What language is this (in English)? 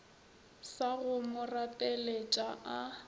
Northern Sotho